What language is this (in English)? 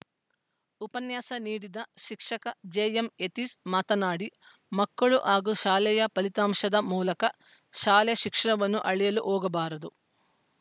Kannada